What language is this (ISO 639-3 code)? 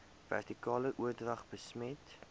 afr